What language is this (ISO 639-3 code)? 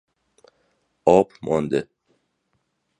fas